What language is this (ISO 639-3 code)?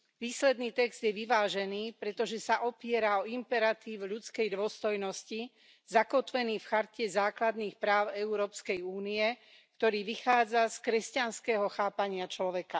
slk